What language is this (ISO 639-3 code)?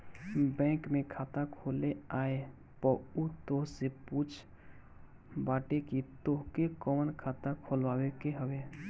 bho